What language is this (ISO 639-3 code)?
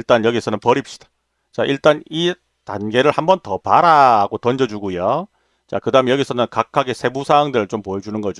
kor